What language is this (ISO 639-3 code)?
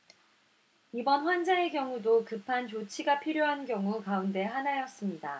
kor